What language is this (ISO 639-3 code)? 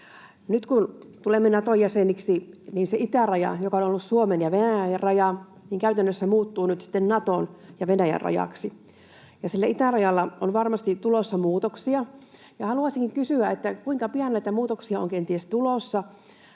fin